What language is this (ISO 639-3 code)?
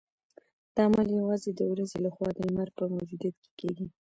pus